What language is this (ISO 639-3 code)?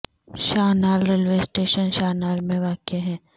urd